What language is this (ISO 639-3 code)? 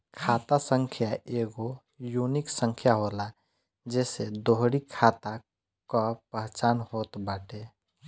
bho